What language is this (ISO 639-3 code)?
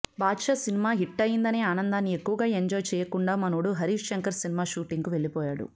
tel